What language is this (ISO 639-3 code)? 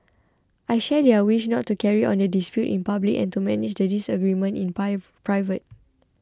eng